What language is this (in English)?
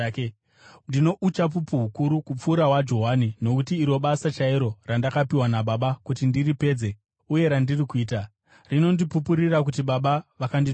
Shona